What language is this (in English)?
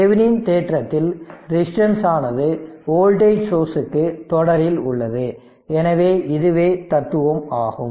Tamil